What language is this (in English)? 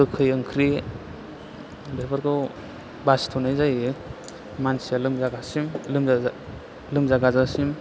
Bodo